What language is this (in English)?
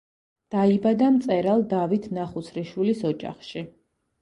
Georgian